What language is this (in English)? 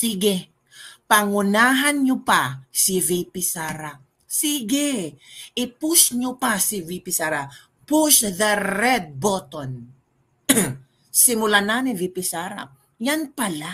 Filipino